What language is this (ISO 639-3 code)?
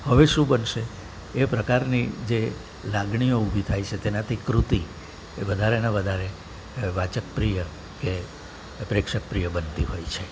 guj